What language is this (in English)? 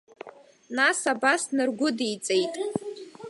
Abkhazian